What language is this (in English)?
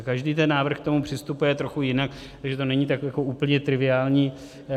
Czech